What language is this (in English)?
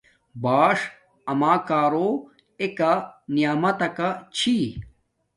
Domaaki